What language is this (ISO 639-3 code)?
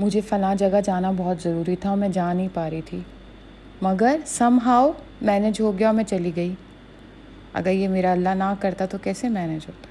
urd